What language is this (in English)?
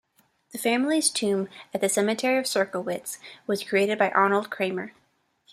English